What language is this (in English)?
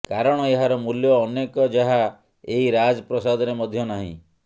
Odia